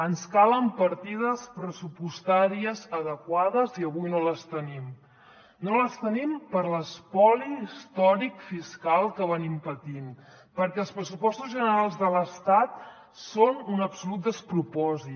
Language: Catalan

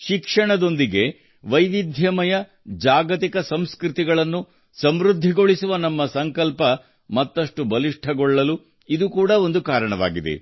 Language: Kannada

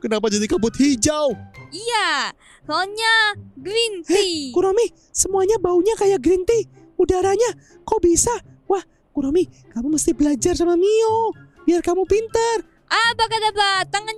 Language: Indonesian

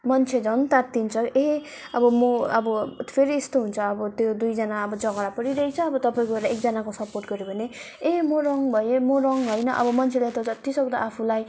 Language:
Nepali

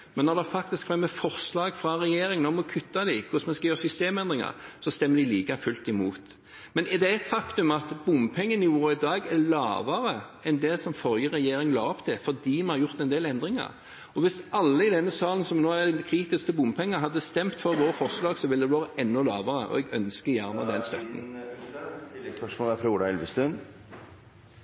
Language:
Norwegian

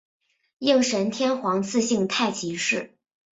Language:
Chinese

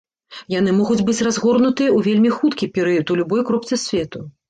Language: Belarusian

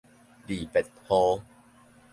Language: Min Nan Chinese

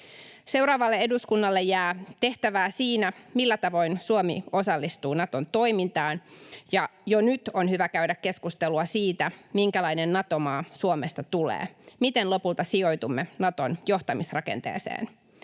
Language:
Finnish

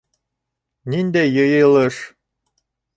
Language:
Bashkir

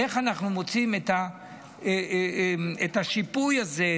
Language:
Hebrew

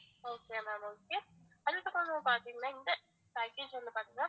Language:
Tamil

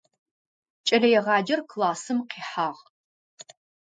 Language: Adyghe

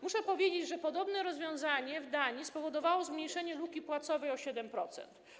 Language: Polish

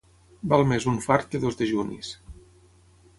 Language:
Catalan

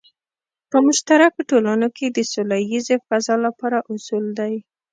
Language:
Pashto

